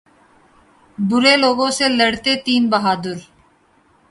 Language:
Urdu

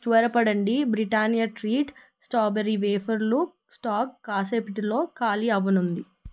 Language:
Telugu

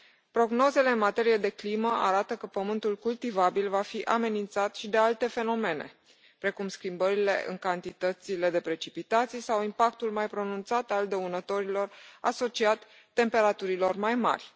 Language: Romanian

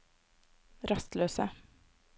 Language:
Norwegian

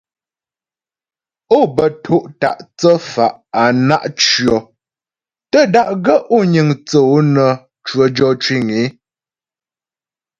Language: Ghomala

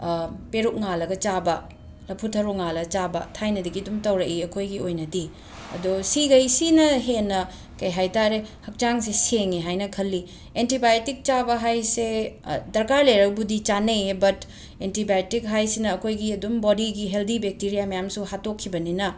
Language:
Manipuri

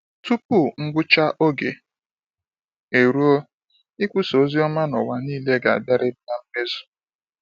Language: Igbo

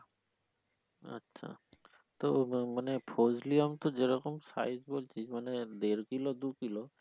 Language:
Bangla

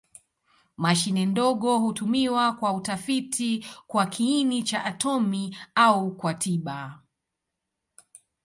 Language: Swahili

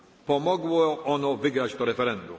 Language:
Polish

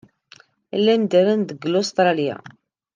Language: Kabyle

